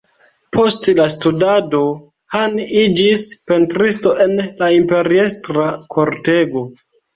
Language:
Esperanto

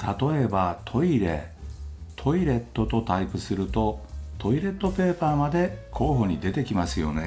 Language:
Japanese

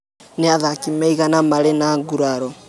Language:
Kikuyu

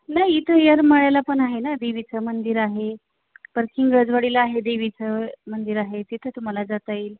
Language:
Marathi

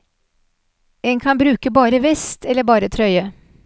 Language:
Norwegian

